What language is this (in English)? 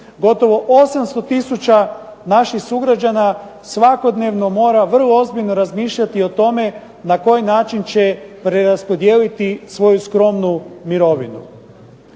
Croatian